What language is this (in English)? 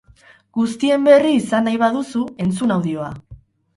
Basque